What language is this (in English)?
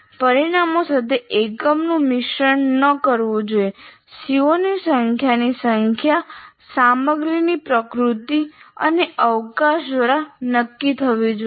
Gujarati